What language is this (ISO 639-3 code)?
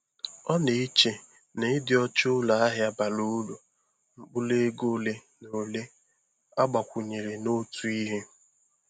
ibo